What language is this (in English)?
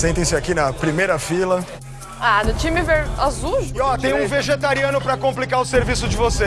Portuguese